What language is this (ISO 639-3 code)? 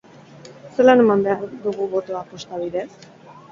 eus